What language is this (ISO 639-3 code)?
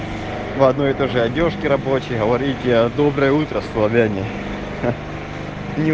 rus